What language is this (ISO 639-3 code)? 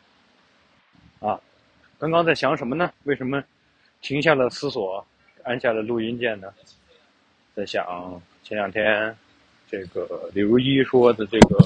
zho